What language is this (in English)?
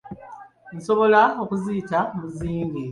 Ganda